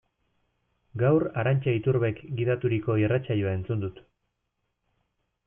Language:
Basque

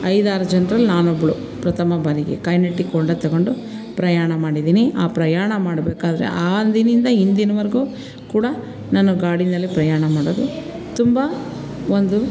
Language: Kannada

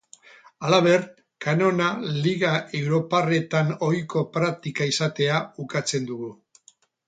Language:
Basque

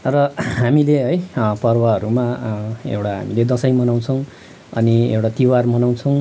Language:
Nepali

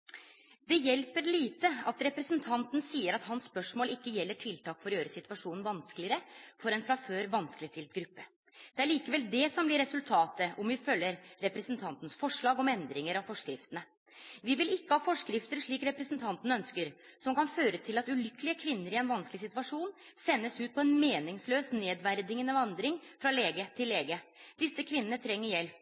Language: Norwegian Nynorsk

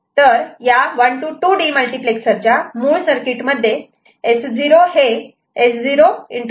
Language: Marathi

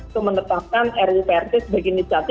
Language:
Indonesian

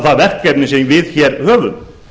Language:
Icelandic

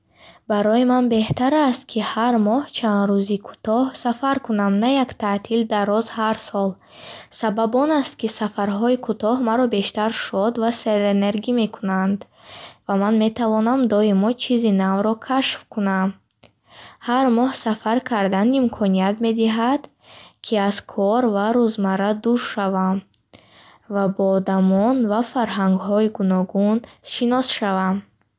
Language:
Bukharic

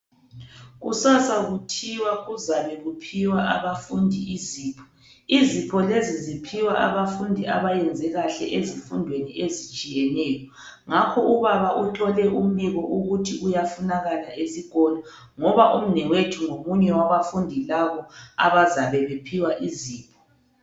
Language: North Ndebele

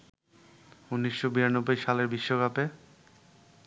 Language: Bangla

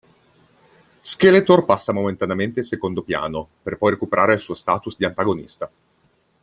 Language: Italian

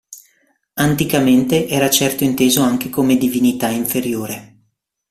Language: Italian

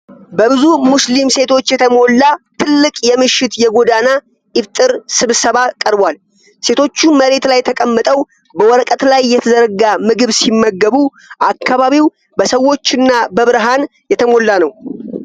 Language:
Amharic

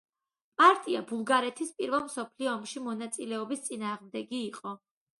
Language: Georgian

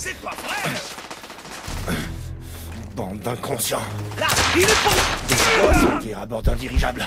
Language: French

